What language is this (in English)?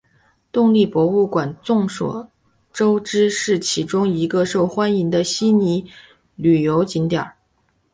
Chinese